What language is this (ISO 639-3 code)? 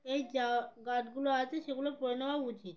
ben